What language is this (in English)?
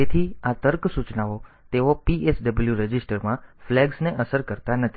Gujarati